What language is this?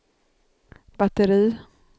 Swedish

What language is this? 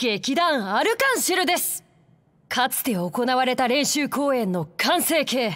Japanese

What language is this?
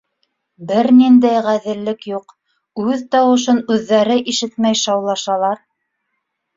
Bashkir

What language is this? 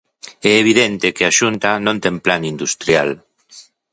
Galician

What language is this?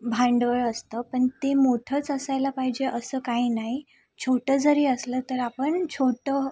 Marathi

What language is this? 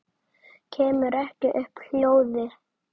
Icelandic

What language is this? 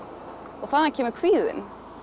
Icelandic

